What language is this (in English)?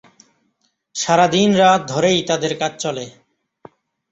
Bangla